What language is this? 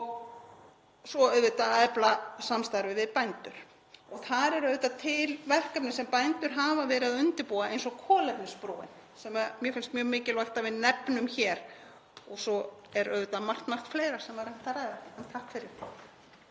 Icelandic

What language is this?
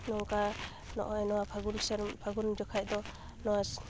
Santali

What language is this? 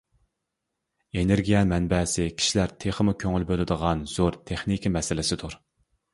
Uyghur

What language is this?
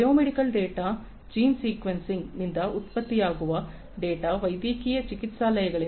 Kannada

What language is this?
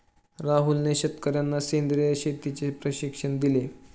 Marathi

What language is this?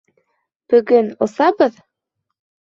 Bashkir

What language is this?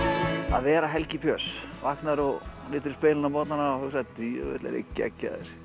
Icelandic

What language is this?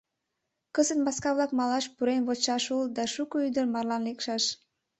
Mari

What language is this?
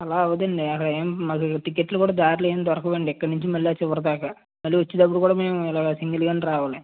Telugu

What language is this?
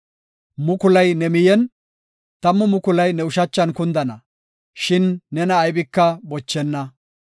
Gofa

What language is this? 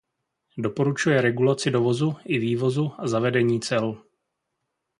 Czech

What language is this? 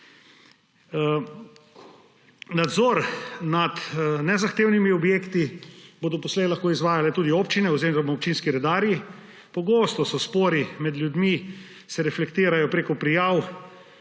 Slovenian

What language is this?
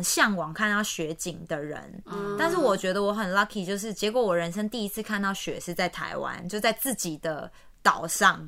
Chinese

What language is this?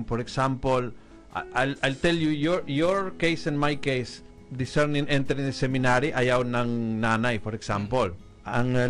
Filipino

